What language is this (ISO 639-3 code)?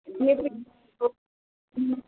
ori